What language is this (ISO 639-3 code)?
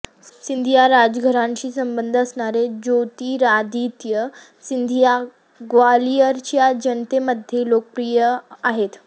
mar